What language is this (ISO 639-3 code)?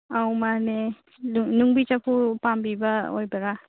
mni